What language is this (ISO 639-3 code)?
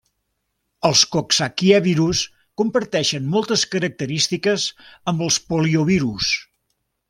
cat